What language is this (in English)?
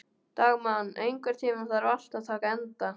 Icelandic